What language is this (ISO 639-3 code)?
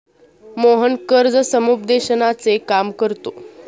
mar